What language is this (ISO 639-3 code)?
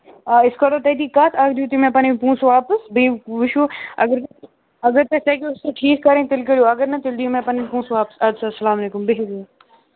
kas